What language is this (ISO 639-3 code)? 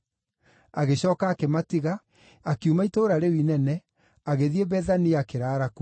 kik